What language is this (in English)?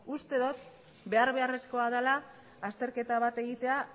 Basque